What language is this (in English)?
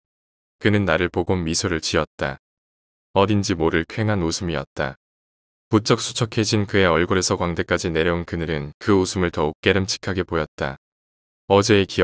Korean